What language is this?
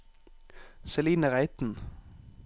Norwegian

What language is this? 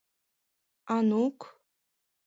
Mari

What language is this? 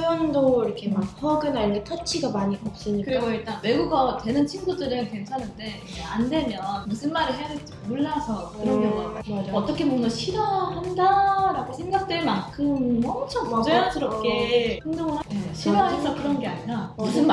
Korean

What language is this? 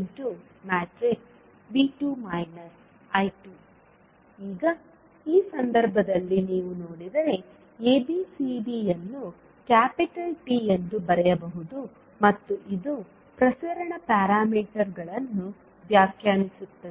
Kannada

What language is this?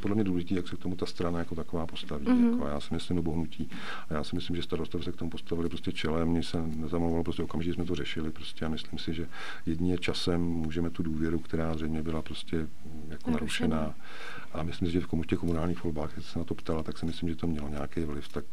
Czech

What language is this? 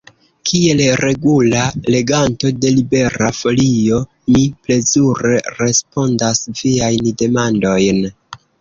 Esperanto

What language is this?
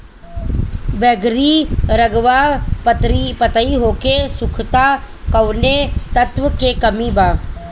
Bhojpuri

